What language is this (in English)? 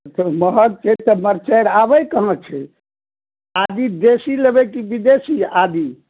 Maithili